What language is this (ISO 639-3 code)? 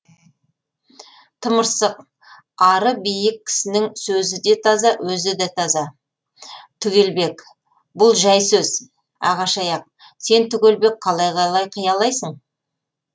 kaz